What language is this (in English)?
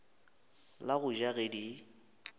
Northern Sotho